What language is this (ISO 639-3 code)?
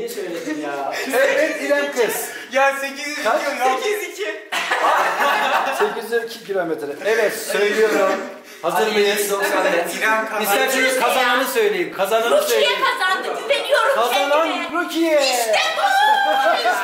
tur